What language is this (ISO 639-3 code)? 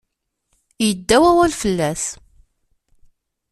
kab